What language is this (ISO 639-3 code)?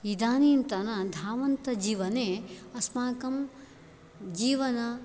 san